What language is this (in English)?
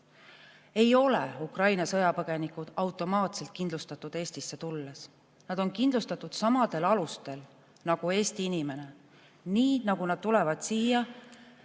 Estonian